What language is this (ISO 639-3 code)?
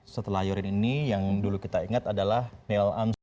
ind